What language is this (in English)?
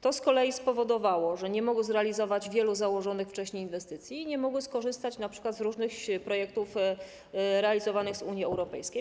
Polish